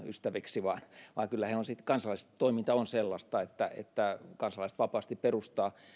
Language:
Finnish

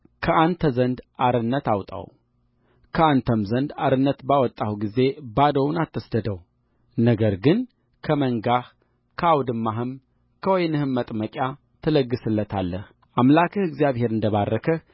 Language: Amharic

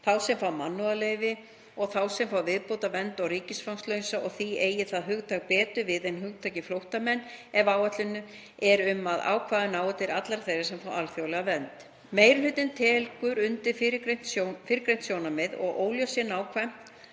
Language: Icelandic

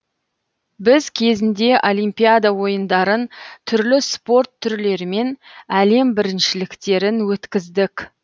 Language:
Kazakh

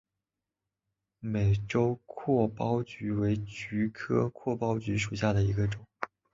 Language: Chinese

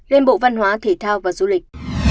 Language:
Vietnamese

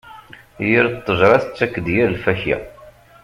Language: Kabyle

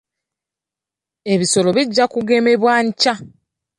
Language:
Ganda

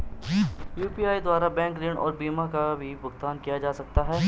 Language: Hindi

